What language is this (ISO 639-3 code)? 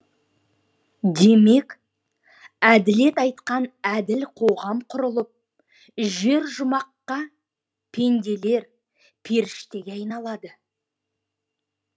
kaz